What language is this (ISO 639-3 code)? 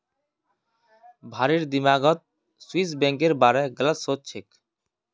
mag